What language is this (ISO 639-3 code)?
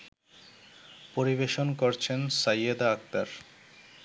ben